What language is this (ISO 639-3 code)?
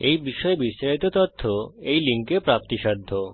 ben